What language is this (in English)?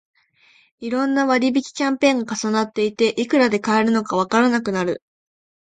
Japanese